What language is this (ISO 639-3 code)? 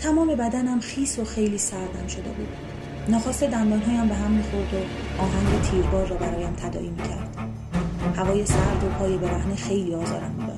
fas